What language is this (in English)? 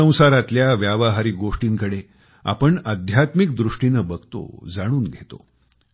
Marathi